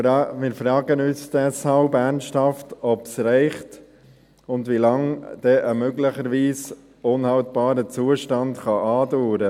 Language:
Swiss German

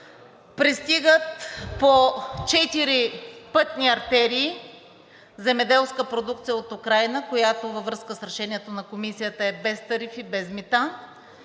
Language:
Bulgarian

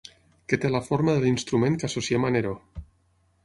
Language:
Catalan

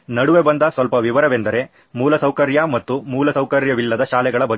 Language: Kannada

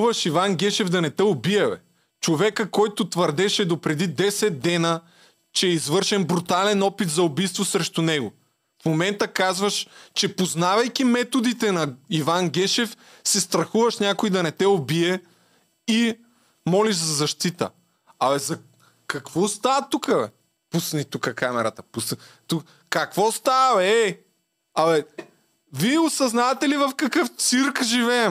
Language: Bulgarian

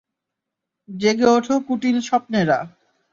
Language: Bangla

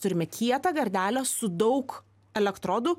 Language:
Lithuanian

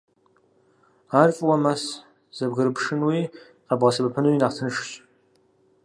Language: Kabardian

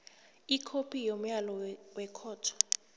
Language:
South Ndebele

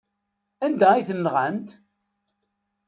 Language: Kabyle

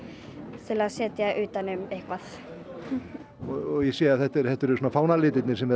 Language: Icelandic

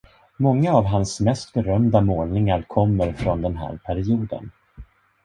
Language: Swedish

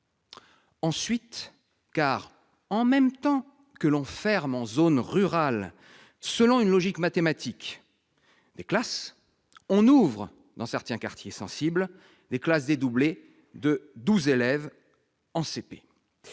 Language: French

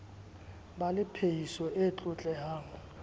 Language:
Southern Sotho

